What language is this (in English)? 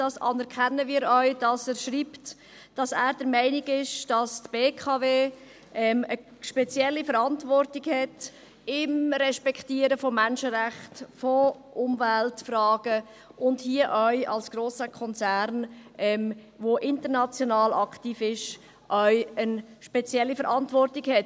Swiss German